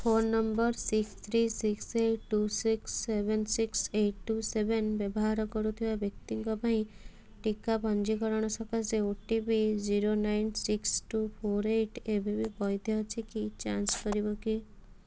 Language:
Odia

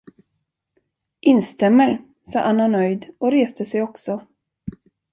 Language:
Swedish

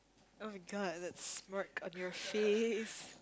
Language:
English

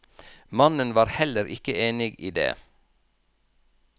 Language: Norwegian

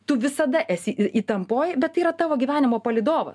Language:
Lithuanian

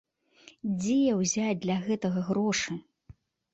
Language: Belarusian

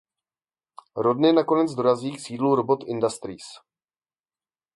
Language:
Czech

